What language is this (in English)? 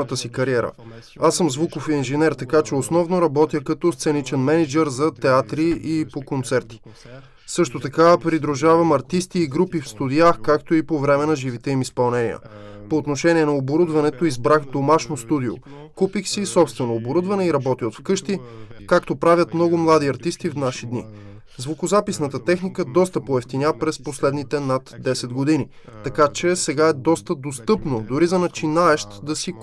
Bulgarian